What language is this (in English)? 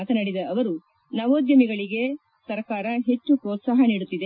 Kannada